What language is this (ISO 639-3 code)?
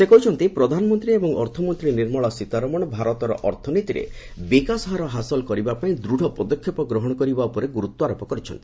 ori